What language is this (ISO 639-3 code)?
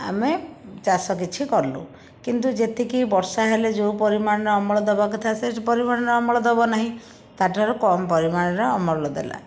ori